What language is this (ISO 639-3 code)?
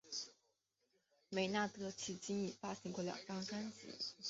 zho